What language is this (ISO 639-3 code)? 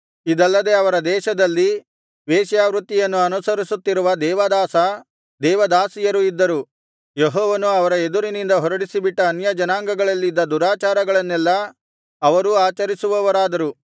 kan